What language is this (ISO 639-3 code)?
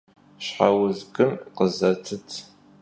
kbd